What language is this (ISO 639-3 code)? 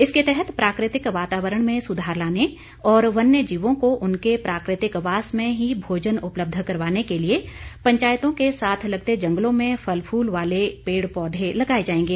hin